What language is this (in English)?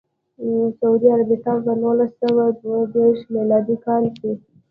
Pashto